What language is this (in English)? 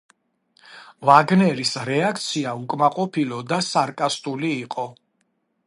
Georgian